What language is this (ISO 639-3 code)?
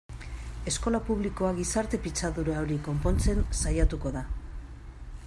eus